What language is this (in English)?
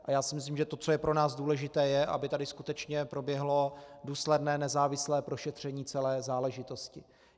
Czech